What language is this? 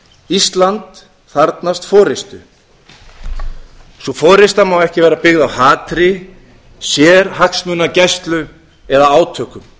Icelandic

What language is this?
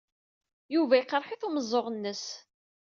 Kabyle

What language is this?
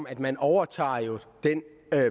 Danish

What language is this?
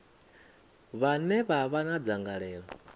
Venda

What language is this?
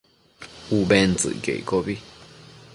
Matsés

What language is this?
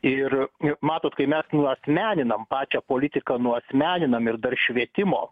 Lithuanian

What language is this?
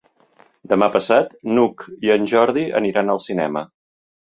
Catalan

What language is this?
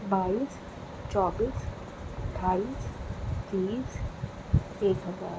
Urdu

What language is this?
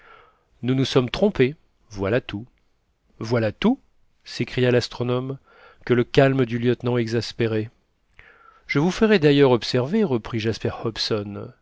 French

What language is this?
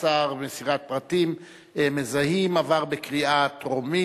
Hebrew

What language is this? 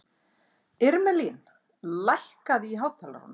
Icelandic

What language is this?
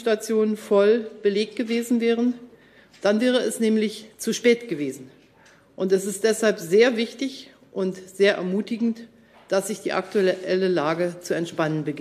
German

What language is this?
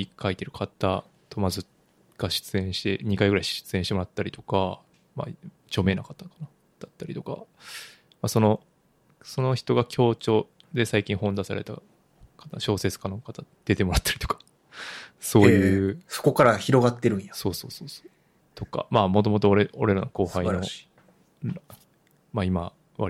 Japanese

